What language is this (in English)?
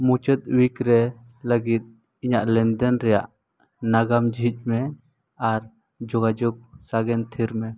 Santali